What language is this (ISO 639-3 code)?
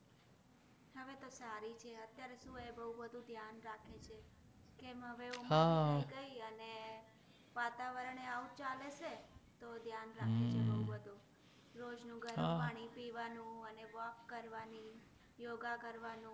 guj